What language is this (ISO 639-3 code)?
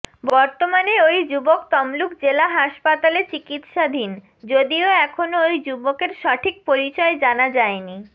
ben